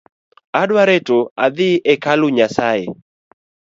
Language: Luo (Kenya and Tanzania)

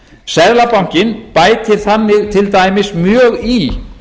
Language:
Icelandic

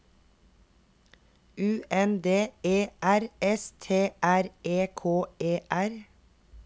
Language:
Norwegian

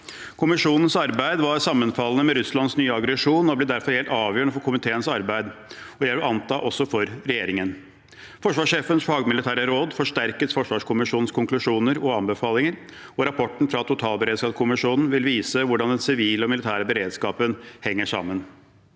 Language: Norwegian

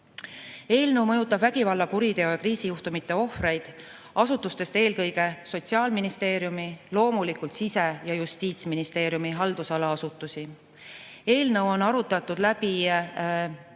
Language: Estonian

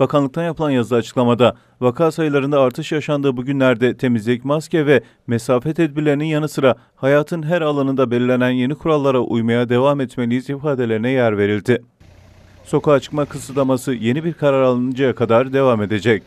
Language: Turkish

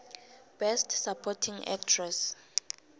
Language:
South Ndebele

